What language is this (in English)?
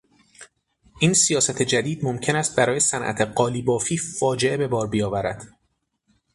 Persian